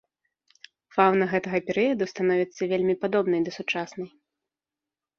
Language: Belarusian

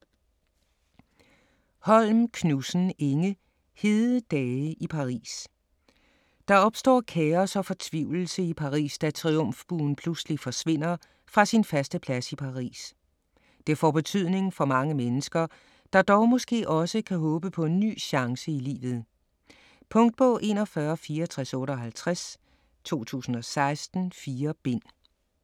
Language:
Danish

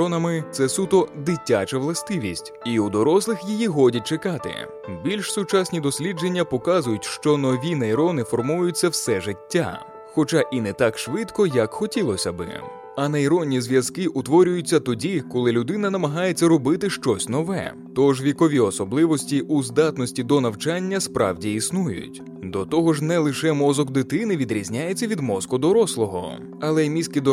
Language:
Ukrainian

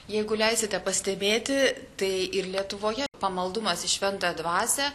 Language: Lithuanian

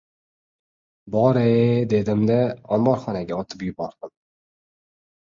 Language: Uzbek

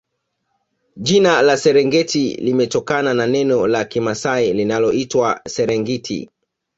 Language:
Swahili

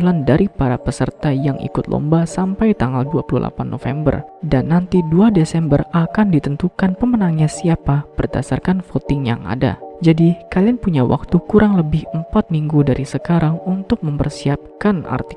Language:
Indonesian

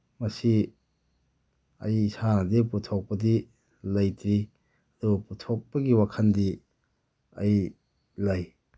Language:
Manipuri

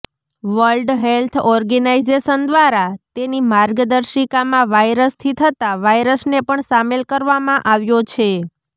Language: Gujarati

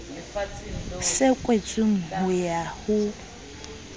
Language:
Southern Sotho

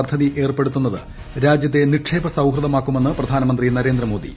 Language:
Malayalam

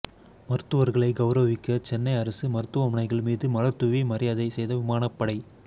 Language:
Tamil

